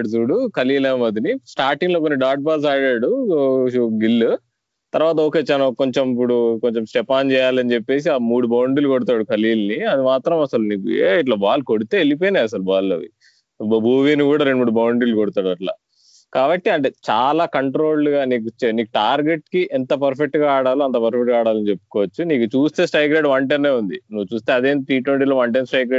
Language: Telugu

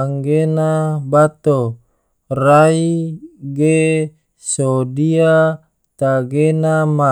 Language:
Tidore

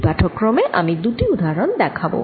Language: Bangla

